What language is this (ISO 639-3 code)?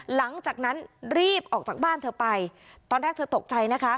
tha